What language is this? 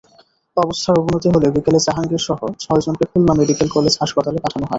Bangla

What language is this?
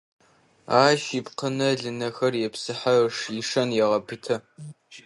Adyghe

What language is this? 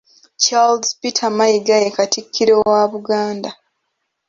Ganda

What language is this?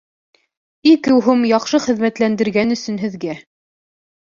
Bashkir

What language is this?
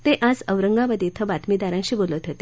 Marathi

